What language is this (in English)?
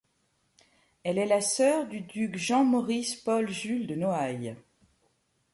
French